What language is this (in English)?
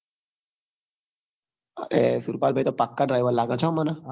Gujarati